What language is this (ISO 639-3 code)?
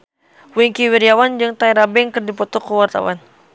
sun